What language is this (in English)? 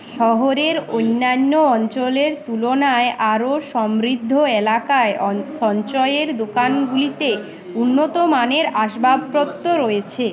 Bangla